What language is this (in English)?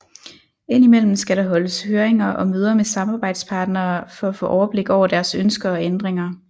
Danish